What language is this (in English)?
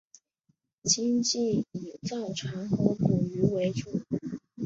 Chinese